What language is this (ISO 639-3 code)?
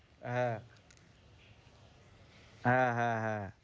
ben